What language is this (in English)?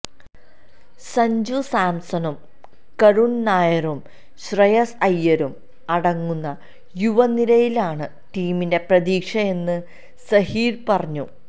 Malayalam